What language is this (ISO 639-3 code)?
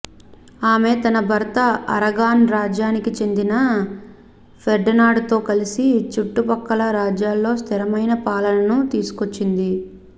tel